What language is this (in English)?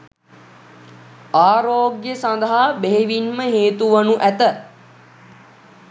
Sinhala